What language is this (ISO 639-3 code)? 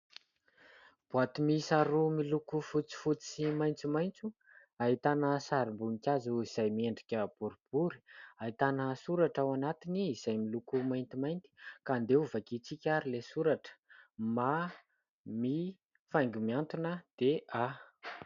mlg